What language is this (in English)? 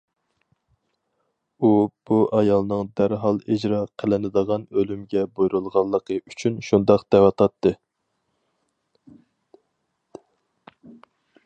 Uyghur